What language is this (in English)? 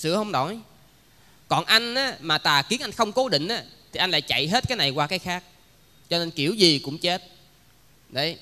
Vietnamese